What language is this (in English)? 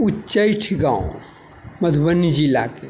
Maithili